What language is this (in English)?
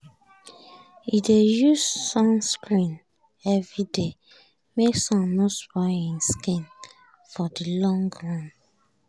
Nigerian Pidgin